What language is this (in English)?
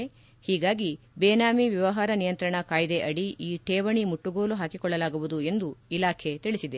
Kannada